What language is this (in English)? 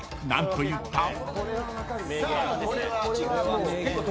Japanese